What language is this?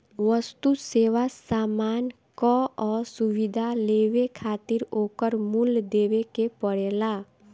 Bhojpuri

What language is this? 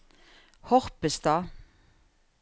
Norwegian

